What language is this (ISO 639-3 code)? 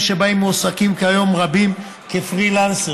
heb